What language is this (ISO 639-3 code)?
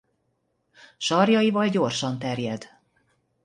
hun